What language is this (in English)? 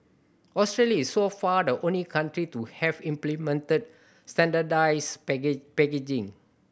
English